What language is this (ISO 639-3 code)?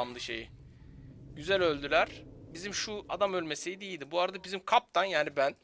tur